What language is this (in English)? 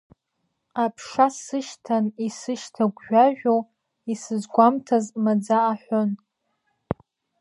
Abkhazian